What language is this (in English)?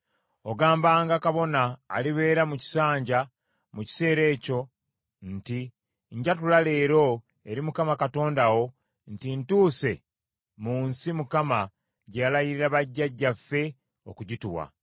Ganda